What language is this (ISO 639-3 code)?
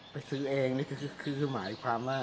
tha